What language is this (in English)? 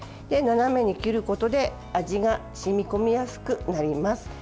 Japanese